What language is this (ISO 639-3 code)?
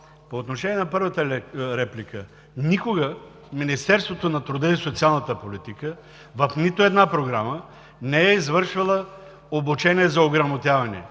bul